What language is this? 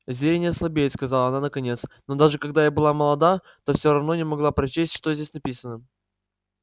Russian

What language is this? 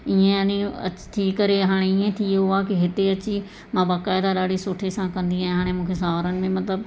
Sindhi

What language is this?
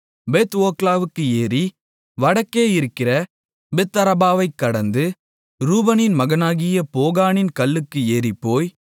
Tamil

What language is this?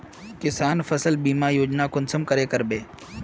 Magahi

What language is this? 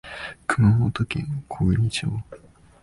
Japanese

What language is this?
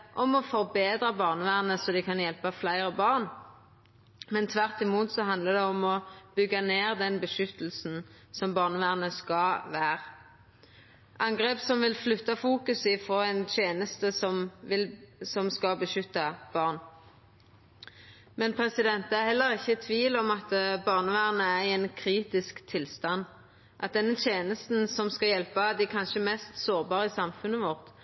Norwegian Nynorsk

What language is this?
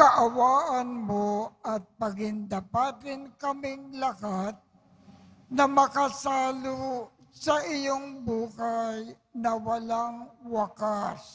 Filipino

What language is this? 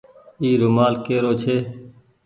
Goaria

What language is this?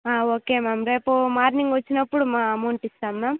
Telugu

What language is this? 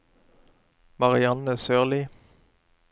Norwegian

